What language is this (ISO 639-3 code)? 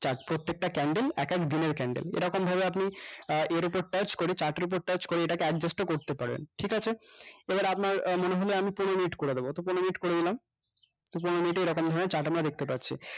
ben